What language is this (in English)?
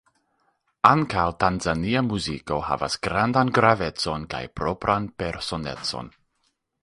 Esperanto